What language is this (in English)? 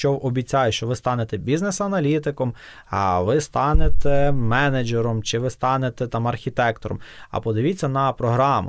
Ukrainian